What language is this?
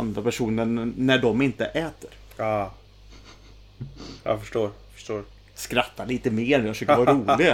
Swedish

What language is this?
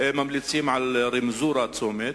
Hebrew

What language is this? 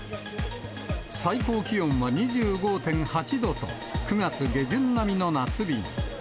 Japanese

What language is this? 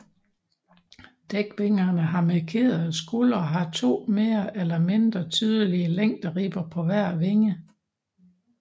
Danish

